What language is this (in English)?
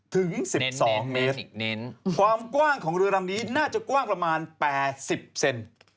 Thai